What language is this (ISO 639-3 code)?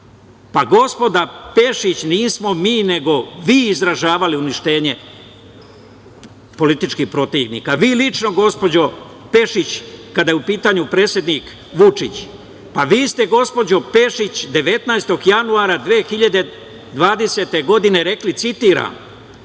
srp